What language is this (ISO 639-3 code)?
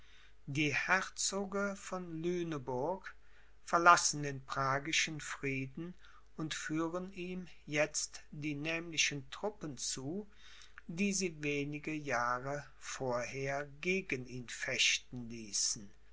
deu